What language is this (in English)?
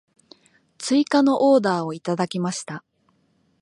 Japanese